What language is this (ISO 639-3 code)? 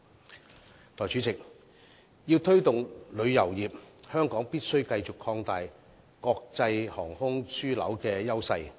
yue